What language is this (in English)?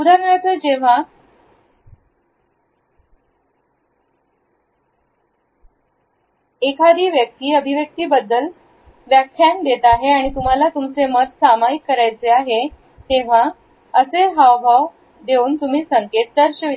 Marathi